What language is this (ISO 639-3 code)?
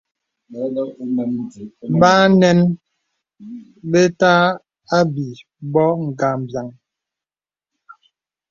beb